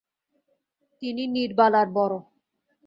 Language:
Bangla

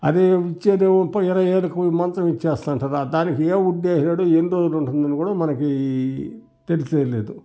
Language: Telugu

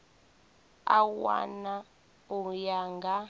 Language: Venda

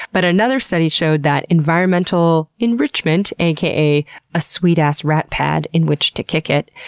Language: English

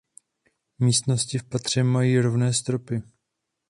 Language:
Czech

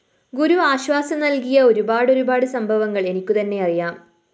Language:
Malayalam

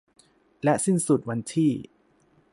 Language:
Thai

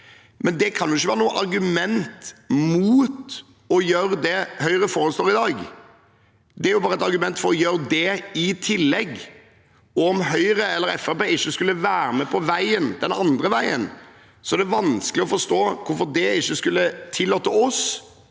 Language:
Norwegian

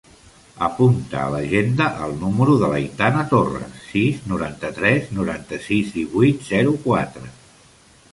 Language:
Catalan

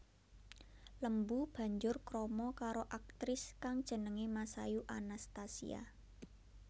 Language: Javanese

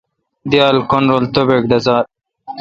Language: Kalkoti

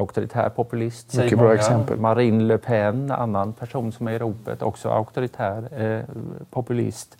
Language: Swedish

